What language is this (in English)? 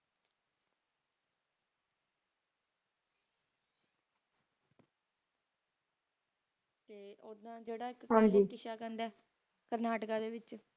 Punjabi